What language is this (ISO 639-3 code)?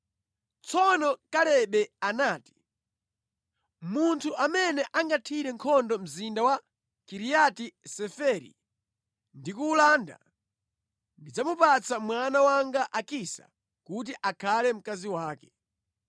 nya